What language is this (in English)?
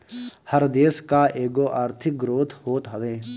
Bhojpuri